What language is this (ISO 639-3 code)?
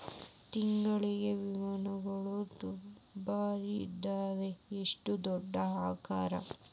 kan